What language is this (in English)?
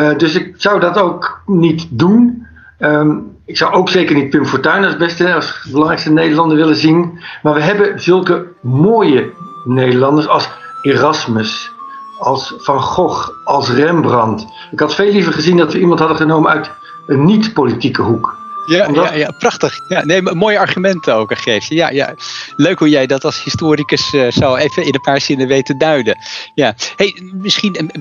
Dutch